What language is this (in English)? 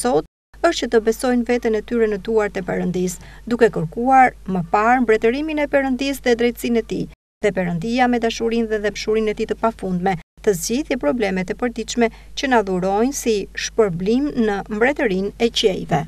Romanian